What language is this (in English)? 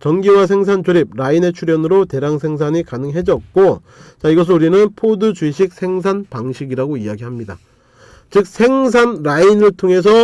Korean